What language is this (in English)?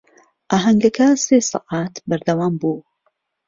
Central Kurdish